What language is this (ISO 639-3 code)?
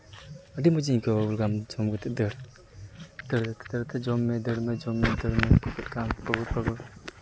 sat